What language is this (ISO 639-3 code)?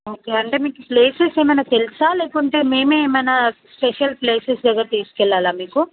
tel